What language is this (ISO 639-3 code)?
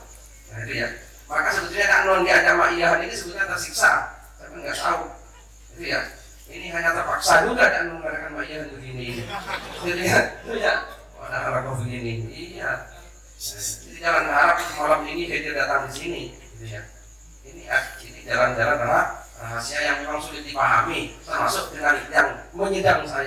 ind